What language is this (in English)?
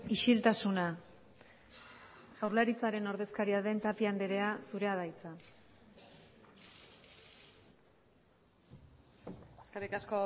Basque